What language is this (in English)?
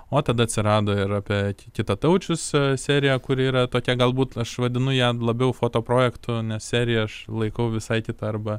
Lithuanian